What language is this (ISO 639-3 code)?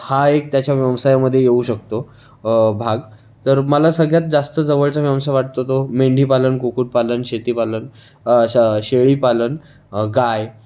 mar